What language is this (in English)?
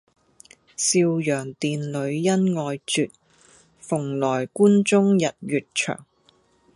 Cantonese